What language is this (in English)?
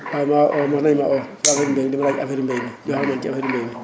Wolof